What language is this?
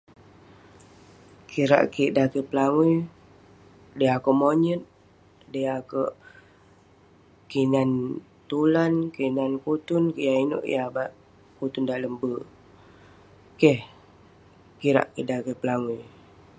Western Penan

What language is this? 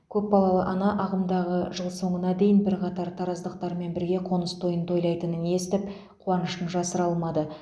Kazakh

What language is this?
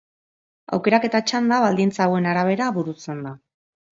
Basque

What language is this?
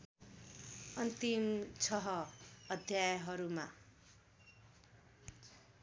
Nepali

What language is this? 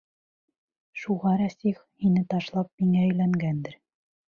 Bashkir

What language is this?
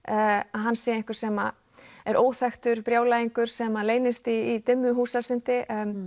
Icelandic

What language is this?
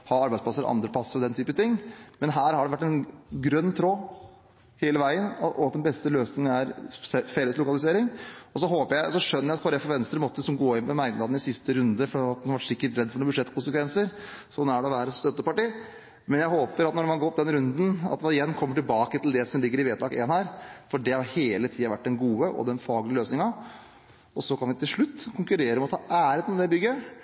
Norwegian Bokmål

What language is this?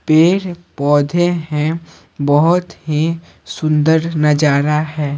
Hindi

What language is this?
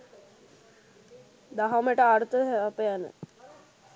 Sinhala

